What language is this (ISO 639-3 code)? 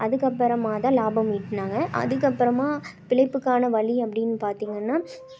tam